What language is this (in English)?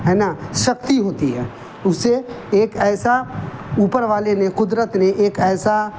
Urdu